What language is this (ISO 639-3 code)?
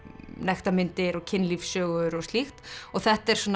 isl